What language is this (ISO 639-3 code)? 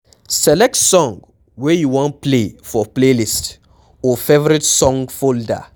pcm